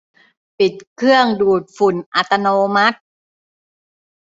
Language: Thai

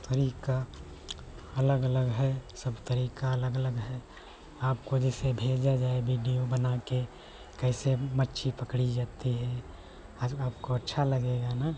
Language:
Hindi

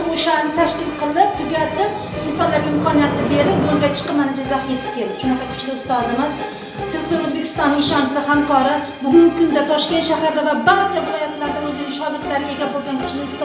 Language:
Turkish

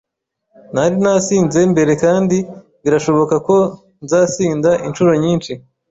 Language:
Kinyarwanda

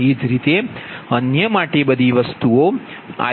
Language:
Gujarati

